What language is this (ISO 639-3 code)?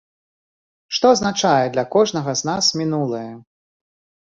bel